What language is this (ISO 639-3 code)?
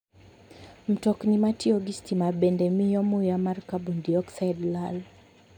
luo